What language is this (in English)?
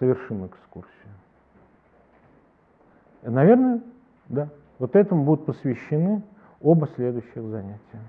Russian